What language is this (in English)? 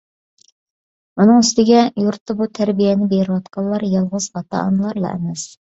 Uyghur